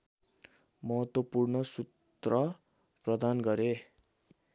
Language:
Nepali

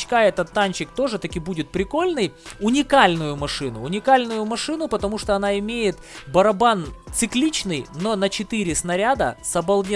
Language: Russian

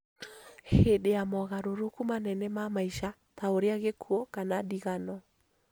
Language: Kikuyu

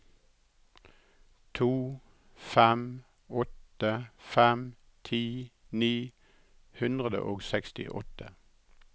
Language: Norwegian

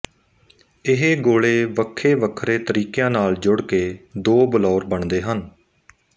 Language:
Punjabi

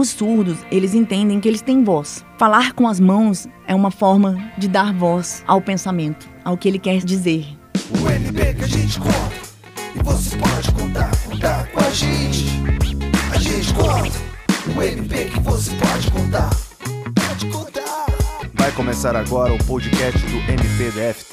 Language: Portuguese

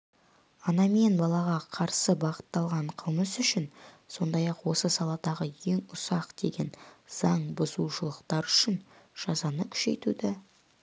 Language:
Kazakh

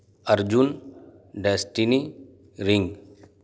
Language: Urdu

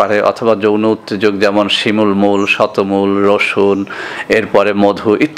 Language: Arabic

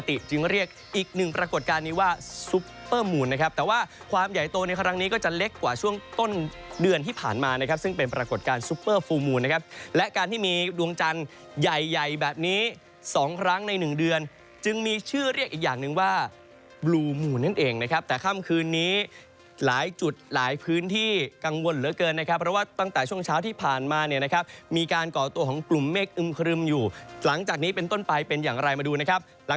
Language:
Thai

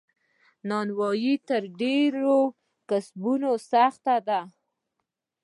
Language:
Pashto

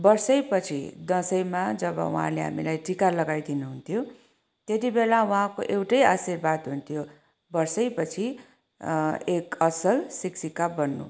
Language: Nepali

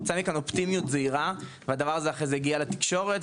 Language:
Hebrew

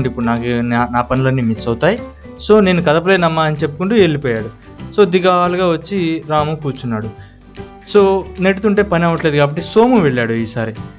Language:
Telugu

